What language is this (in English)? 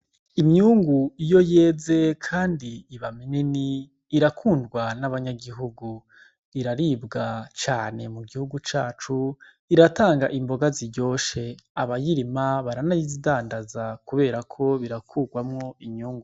Rundi